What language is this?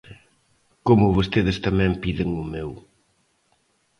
Galician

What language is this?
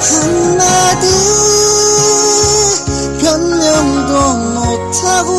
Vietnamese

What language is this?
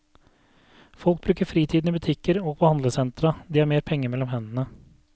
Norwegian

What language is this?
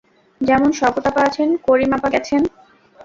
Bangla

